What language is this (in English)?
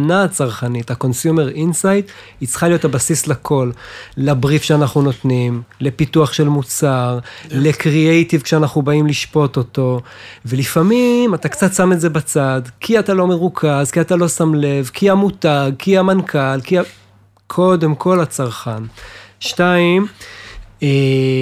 Hebrew